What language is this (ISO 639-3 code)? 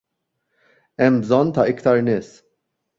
mlt